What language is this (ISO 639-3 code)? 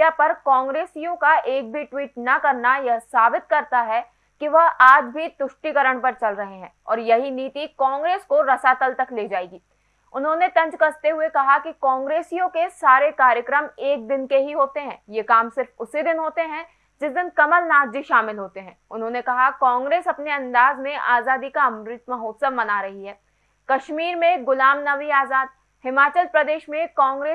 hin